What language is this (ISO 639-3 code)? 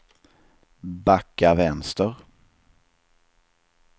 swe